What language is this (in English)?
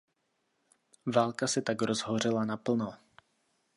Czech